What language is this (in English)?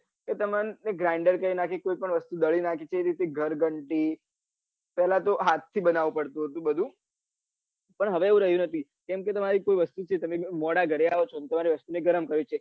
Gujarati